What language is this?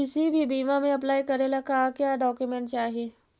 Magahi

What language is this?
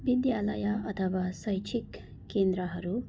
Nepali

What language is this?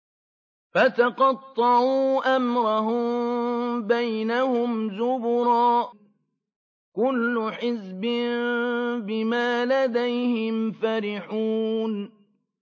Arabic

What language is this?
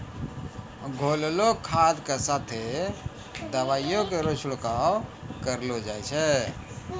Maithili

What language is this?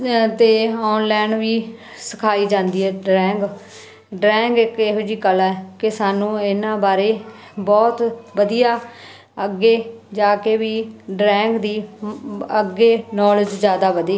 Punjabi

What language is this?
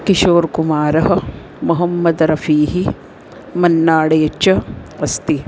Sanskrit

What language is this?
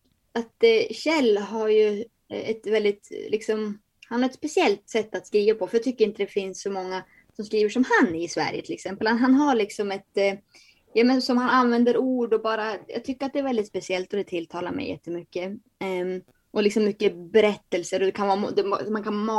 Swedish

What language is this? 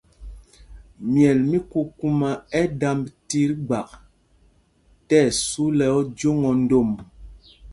Mpumpong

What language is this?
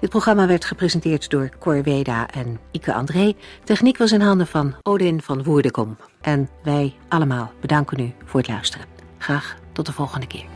Dutch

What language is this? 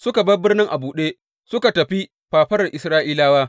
Hausa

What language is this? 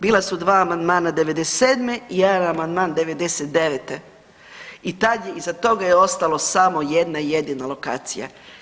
Croatian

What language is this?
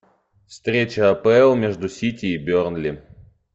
Russian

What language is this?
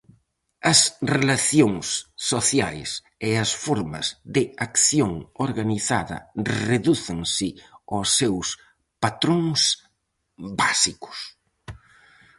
Galician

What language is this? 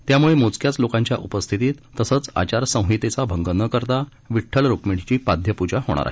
Marathi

